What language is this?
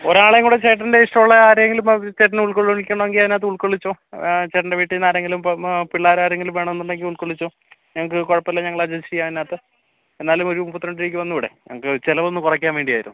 Malayalam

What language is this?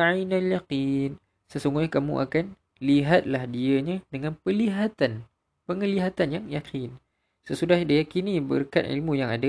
Malay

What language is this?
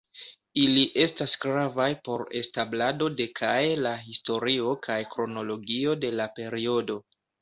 Esperanto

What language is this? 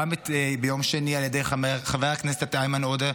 Hebrew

